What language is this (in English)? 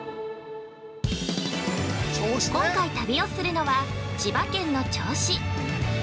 Japanese